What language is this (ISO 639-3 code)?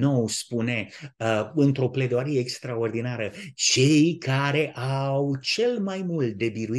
ron